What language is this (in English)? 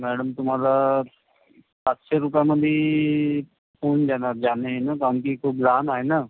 Marathi